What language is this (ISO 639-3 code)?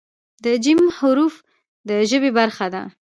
pus